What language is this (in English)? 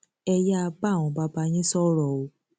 Yoruba